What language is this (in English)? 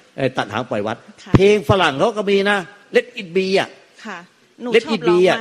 Thai